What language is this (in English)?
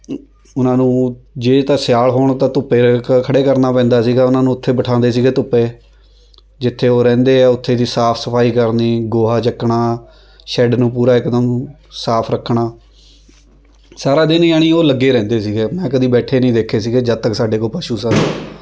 Punjabi